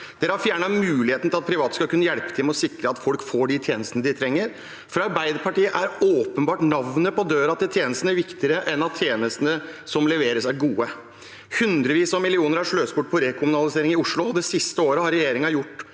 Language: Norwegian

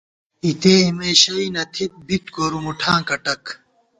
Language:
Gawar-Bati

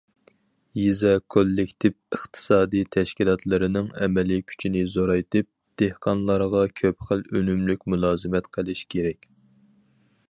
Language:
Uyghur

